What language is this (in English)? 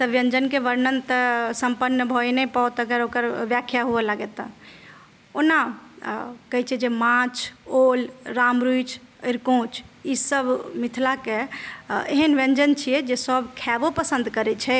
Maithili